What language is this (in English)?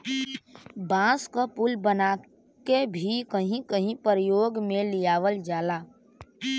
Bhojpuri